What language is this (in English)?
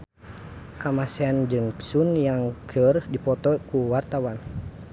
Sundanese